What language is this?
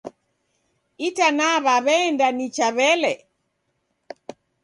Taita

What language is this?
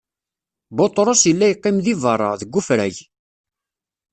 Kabyle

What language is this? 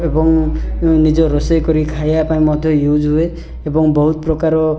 Odia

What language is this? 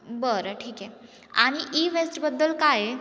Marathi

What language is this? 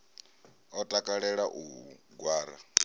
Venda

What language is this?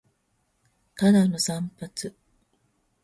Japanese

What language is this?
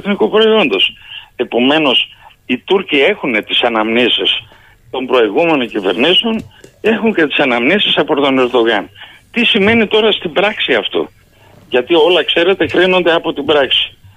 Greek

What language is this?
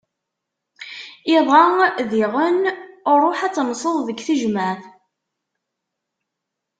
Kabyle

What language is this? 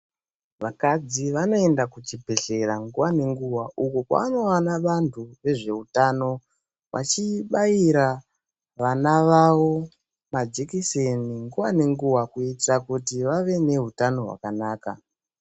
Ndau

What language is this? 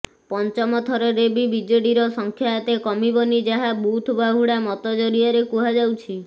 Odia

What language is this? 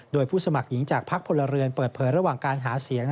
Thai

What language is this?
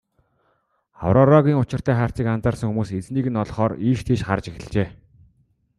Mongolian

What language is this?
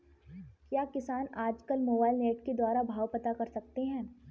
Hindi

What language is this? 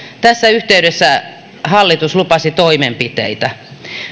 Finnish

